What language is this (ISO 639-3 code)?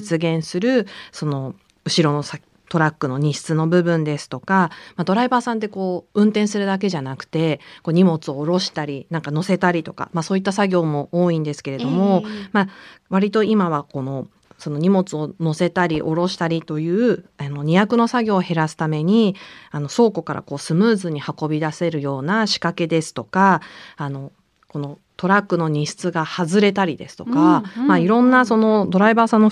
jpn